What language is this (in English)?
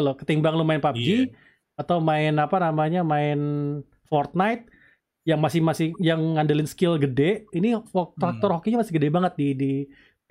Indonesian